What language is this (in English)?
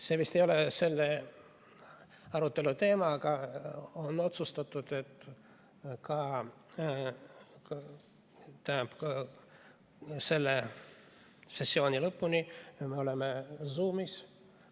Estonian